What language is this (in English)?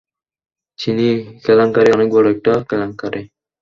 Bangla